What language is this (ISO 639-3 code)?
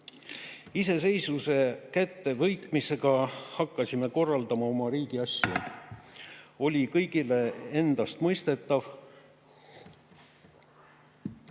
est